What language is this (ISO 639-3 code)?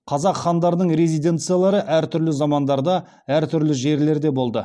kaz